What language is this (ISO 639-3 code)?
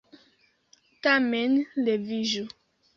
epo